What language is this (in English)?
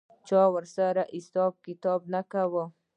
Pashto